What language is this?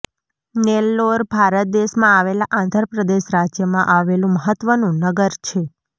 Gujarati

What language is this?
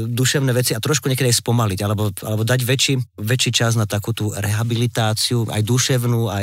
Slovak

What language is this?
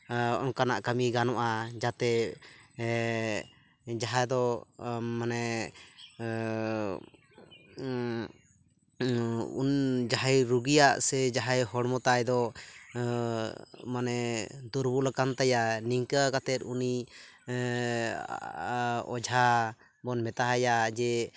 Santali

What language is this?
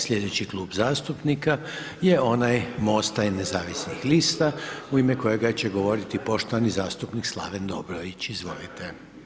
Croatian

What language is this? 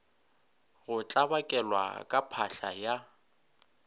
Northern Sotho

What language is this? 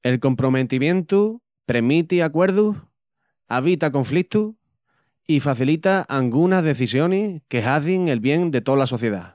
Extremaduran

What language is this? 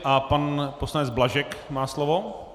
Czech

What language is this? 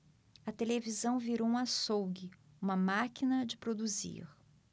Portuguese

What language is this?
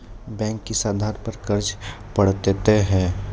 Maithili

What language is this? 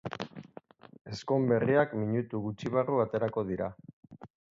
Basque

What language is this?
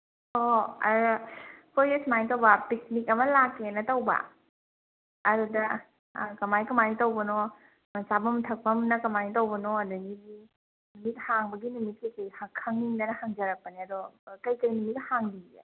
Manipuri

